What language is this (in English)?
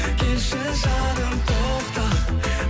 Kazakh